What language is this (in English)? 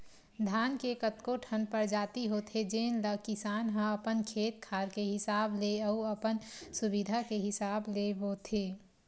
Chhattisgarhi